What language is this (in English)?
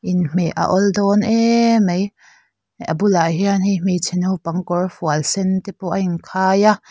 Mizo